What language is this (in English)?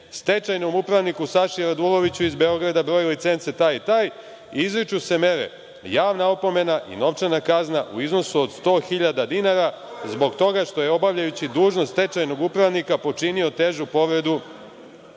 Serbian